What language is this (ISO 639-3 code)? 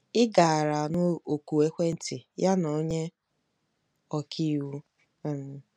ibo